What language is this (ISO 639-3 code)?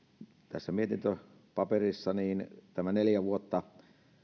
fin